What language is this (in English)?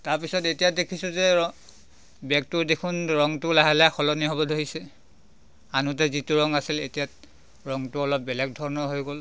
Assamese